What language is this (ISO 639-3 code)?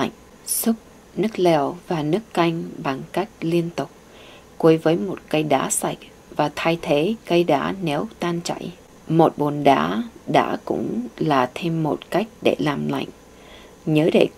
vie